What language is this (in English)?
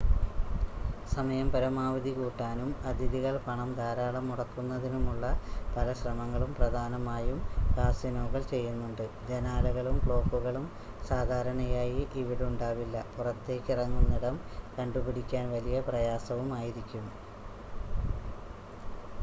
Malayalam